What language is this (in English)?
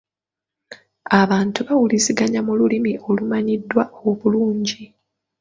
Ganda